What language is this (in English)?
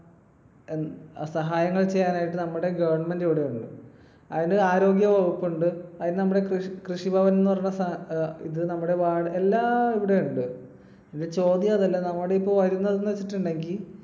Malayalam